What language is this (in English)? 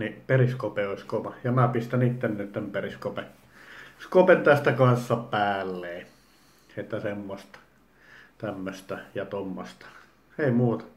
Finnish